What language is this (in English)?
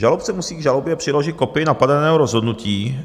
Czech